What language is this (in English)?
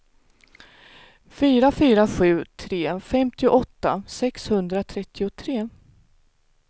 Swedish